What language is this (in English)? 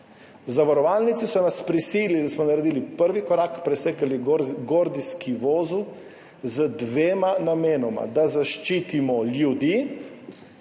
Slovenian